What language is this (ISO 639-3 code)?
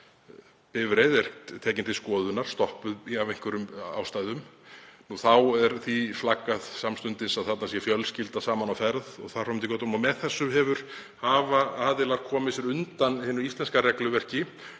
isl